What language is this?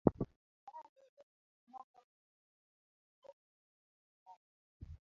Luo (Kenya and Tanzania)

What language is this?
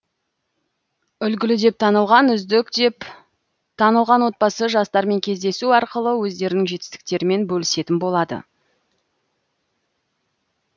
Kazakh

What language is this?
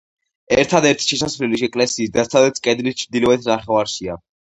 Georgian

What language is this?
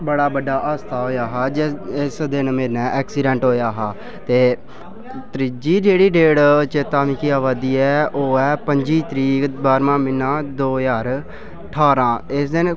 Dogri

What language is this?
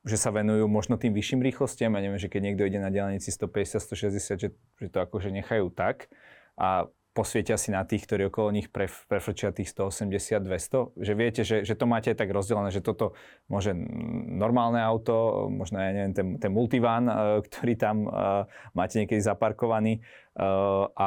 Slovak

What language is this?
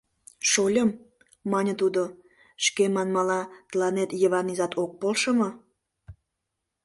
Mari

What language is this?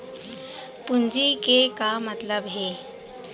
Chhattisgarhi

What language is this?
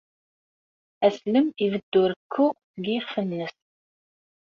Kabyle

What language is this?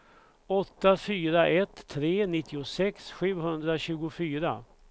Swedish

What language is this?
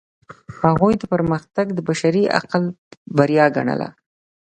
Pashto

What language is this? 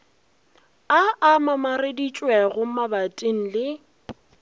Northern Sotho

